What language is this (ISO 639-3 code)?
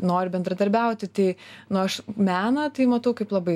lit